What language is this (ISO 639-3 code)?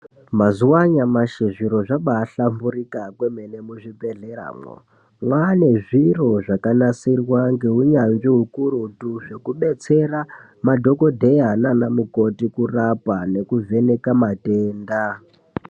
ndc